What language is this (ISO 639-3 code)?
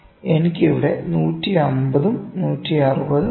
mal